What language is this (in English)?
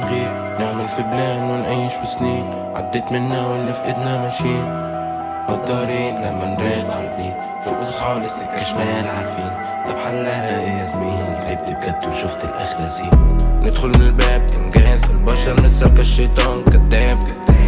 Arabic